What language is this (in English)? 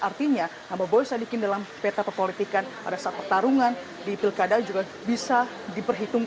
Indonesian